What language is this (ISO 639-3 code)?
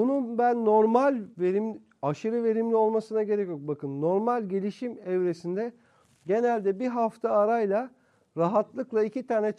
tur